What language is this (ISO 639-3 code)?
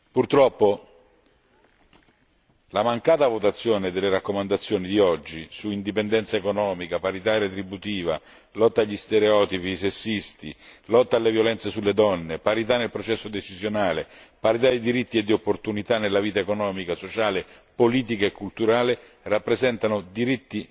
ita